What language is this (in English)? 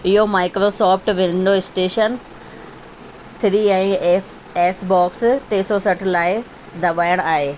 Sindhi